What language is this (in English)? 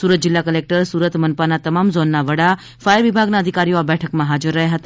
Gujarati